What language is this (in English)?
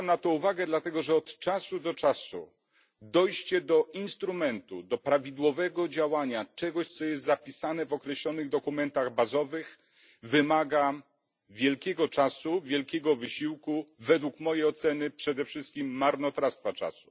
Polish